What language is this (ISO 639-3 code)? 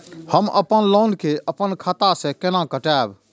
mai